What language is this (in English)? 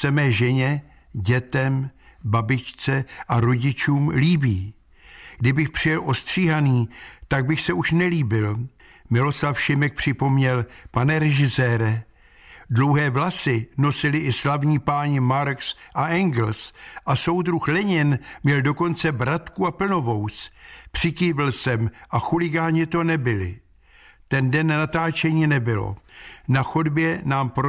Czech